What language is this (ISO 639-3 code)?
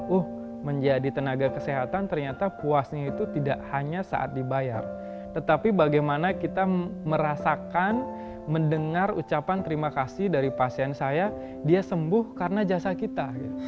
ind